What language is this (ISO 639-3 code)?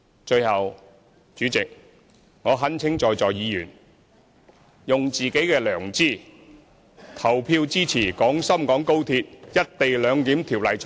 yue